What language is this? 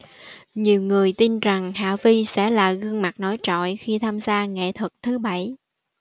Vietnamese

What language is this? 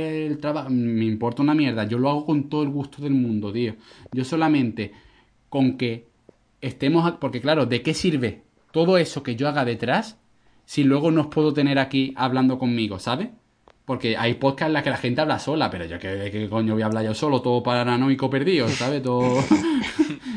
Spanish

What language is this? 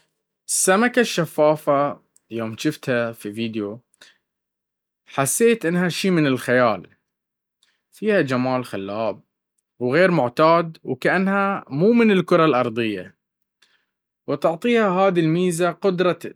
Baharna Arabic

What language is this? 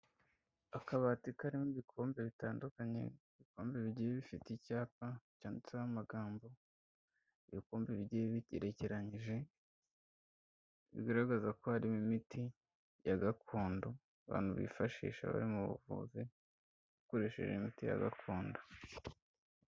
Kinyarwanda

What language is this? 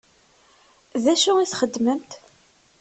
Kabyle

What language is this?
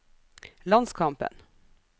Norwegian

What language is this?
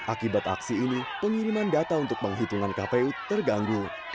Indonesian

